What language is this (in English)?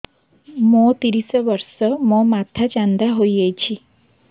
Odia